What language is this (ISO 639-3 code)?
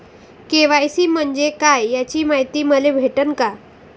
mar